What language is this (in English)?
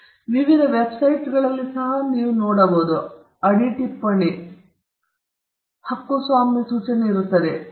Kannada